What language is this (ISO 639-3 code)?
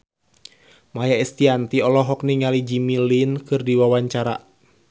sun